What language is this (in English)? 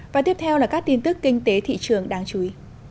Vietnamese